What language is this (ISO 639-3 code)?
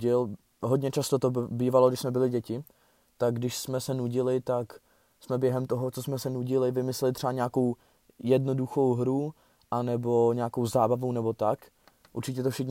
ces